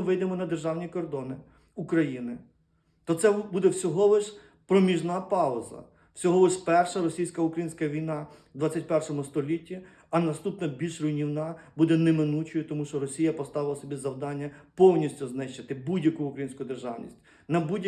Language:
Ukrainian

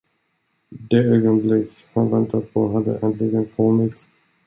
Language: Swedish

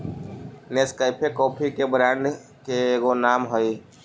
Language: Magahi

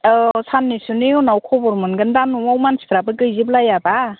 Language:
Bodo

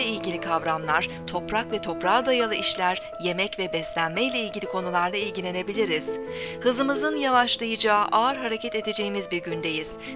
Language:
Turkish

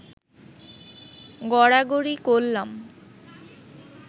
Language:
Bangla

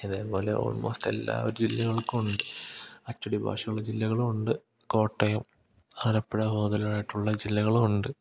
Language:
Malayalam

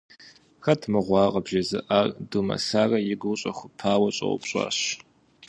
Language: Kabardian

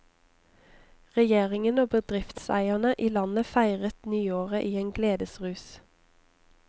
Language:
Norwegian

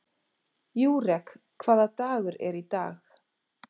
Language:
Icelandic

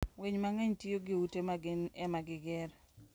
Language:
Luo (Kenya and Tanzania)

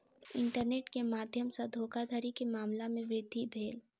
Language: Maithili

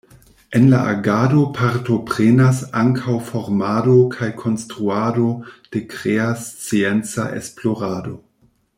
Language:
Esperanto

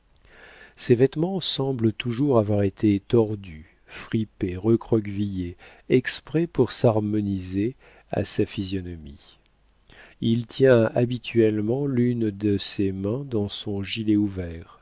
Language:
French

